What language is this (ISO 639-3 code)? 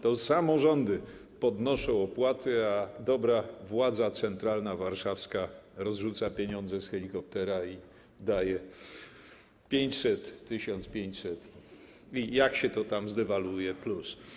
pol